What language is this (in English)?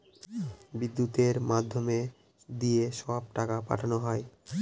Bangla